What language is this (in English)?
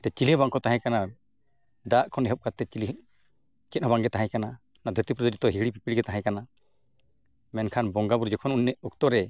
Santali